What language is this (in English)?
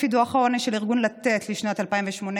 Hebrew